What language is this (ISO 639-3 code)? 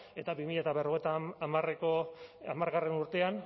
eus